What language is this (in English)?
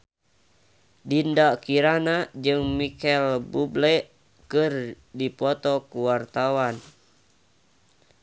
Sundanese